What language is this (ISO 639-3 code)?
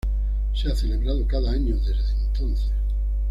spa